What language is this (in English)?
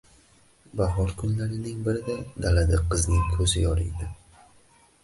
Uzbek